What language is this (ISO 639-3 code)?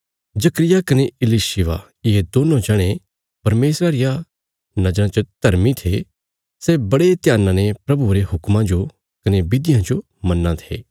kfs